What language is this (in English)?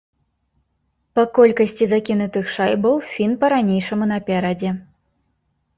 Belarusian